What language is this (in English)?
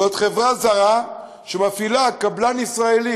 Hebrew